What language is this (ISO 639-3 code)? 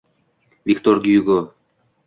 uzb